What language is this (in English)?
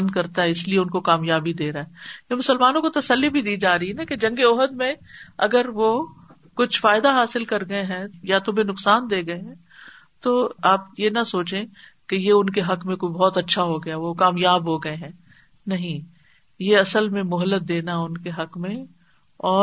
Urdu